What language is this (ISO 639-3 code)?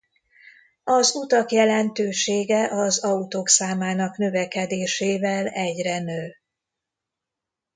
hun